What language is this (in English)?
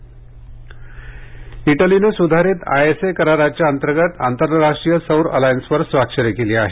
Marathi